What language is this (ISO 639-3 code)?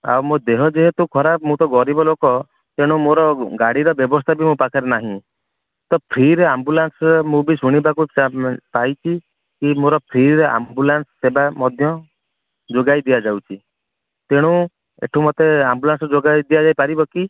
ori